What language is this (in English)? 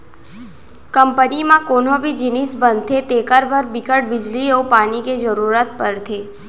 Chhattisgarhi